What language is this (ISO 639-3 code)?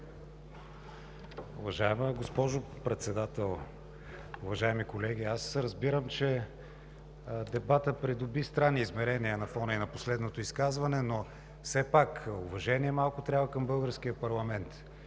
bul